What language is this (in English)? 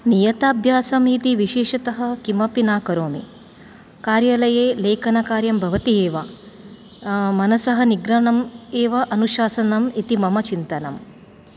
Sanskrit